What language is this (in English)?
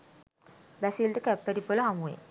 Sinhala